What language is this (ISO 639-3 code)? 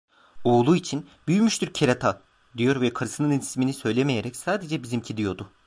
tur